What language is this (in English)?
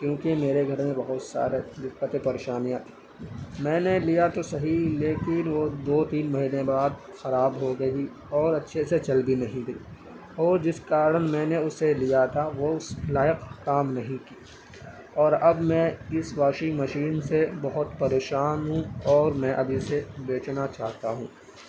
Urdu